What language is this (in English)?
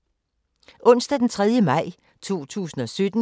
Danish